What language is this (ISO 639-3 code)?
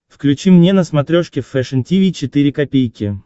rus